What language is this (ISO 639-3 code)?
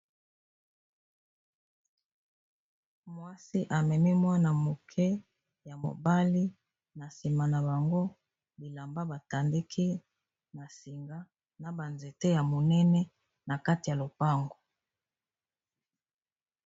lin